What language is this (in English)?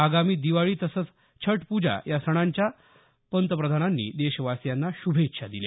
Marathi